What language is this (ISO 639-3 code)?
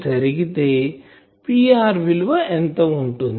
tel